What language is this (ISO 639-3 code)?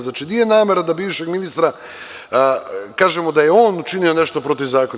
srp